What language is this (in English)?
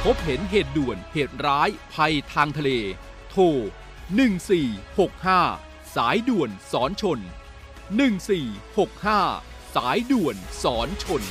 Thai